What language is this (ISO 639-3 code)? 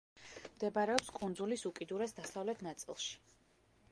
kat